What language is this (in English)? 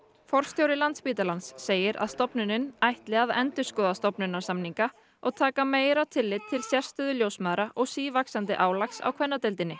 Icelandic